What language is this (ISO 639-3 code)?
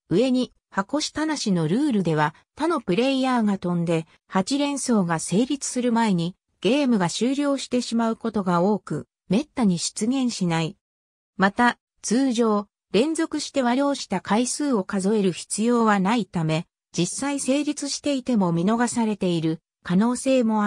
jpn